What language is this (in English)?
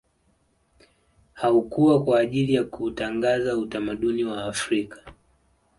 Swahili